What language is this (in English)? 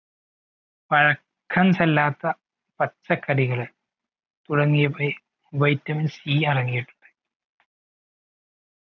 Malayalam